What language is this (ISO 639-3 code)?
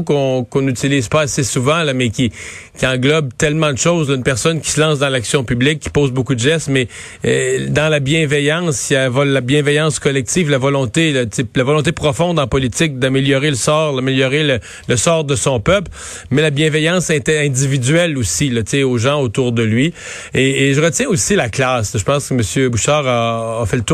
fra